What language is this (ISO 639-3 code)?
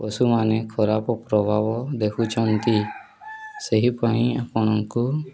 ori